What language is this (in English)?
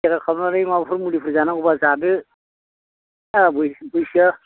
Bodo